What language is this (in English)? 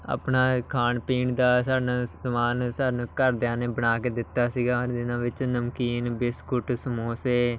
Punjabi